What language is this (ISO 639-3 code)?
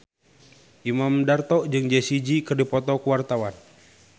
sun